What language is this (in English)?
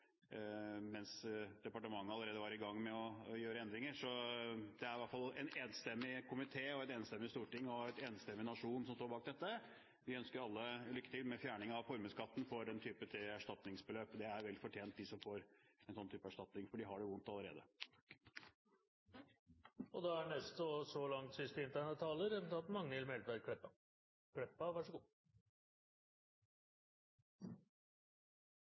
Norwegian